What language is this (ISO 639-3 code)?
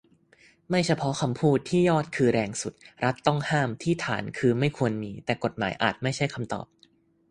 tha